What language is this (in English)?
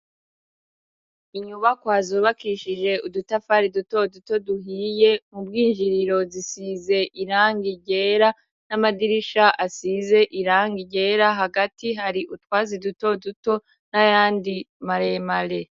Rundi